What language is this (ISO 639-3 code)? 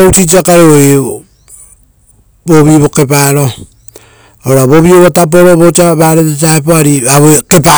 roo